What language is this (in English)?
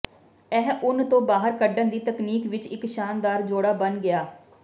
Punjabi